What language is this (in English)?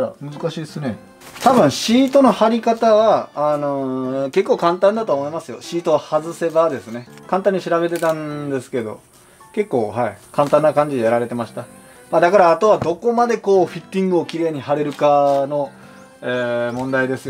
Japanese